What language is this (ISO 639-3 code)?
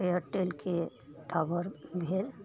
mai